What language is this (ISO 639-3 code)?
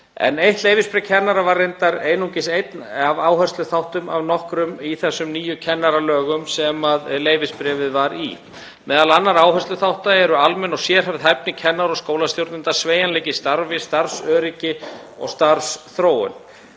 isl